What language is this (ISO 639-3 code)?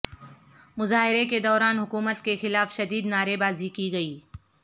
urd